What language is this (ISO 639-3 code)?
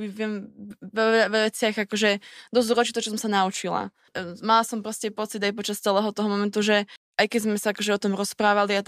slk